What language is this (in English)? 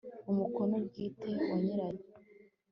Kinyarwanda